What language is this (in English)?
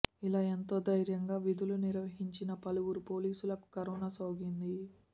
Telugu